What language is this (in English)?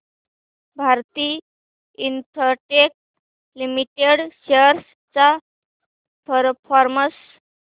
Marathi